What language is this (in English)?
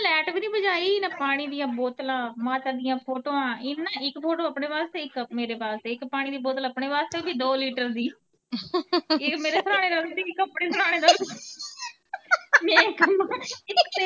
Punjabi